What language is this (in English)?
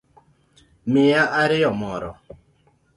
Luo (Kenya and Tanzania)